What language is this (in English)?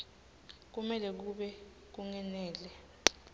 Swati